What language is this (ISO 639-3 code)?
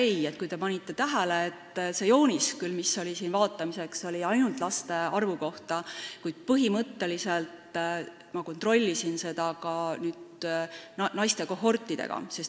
est